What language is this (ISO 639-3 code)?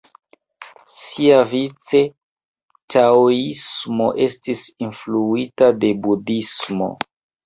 epo